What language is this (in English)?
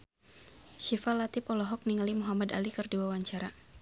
Sundanese